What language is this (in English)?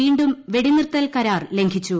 Malayalam